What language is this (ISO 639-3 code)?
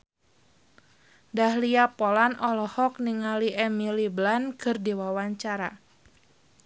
sun